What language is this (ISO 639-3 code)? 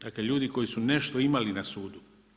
hrv